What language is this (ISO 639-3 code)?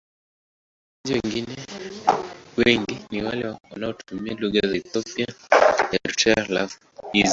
swa